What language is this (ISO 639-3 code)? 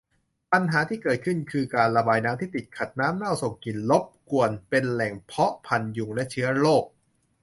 tha